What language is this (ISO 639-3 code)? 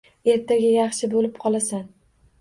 uzb